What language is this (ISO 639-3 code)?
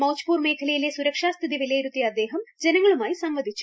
mal